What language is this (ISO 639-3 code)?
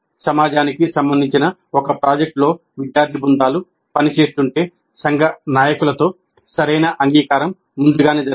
tel